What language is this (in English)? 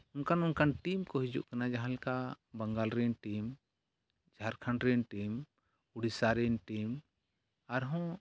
Santali